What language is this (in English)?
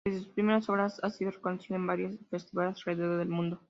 Spanish